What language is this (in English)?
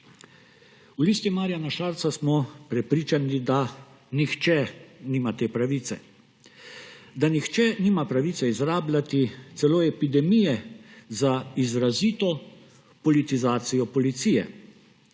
Slovenian